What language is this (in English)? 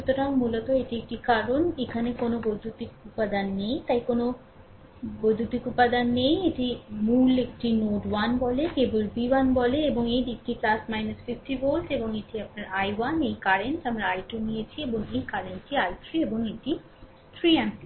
Bangla